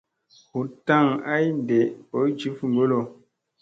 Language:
Musey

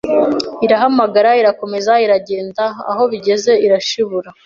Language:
Kinyarwanda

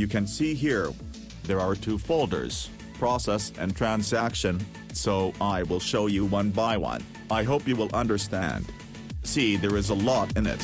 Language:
English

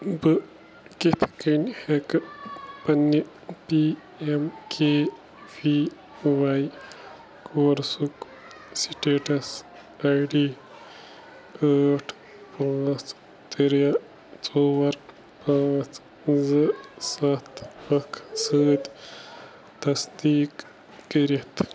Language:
Kashmiri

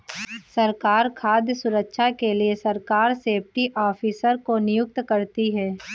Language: Hindi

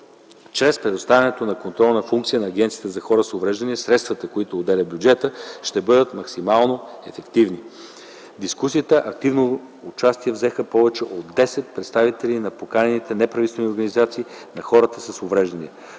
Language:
Bulgarian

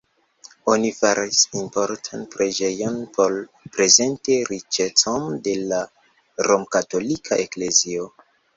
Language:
Esperanto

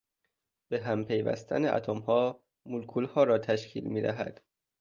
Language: Persian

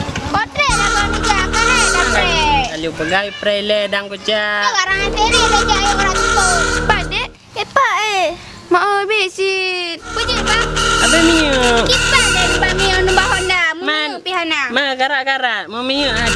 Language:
Malay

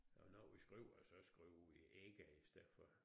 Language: Danish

